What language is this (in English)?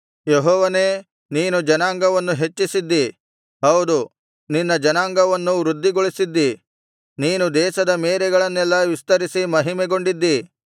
Kannada